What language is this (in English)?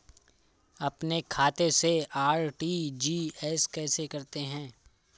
Hindi